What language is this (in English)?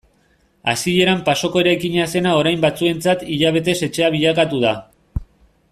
Basque